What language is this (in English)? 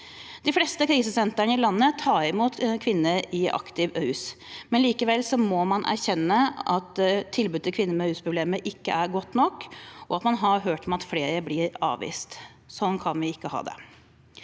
Norwegian